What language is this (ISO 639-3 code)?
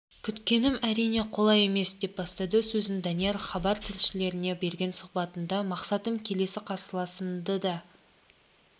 kaz